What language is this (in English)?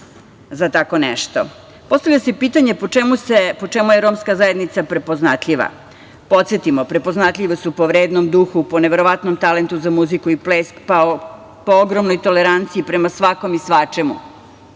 Serbian